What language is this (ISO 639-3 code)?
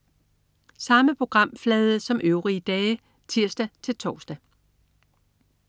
dan